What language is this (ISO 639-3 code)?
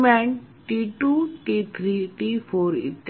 mar